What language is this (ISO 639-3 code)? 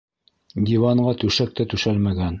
bak